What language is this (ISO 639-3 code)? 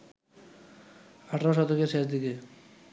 ben